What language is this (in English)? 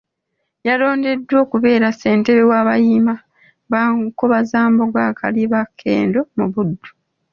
Ganda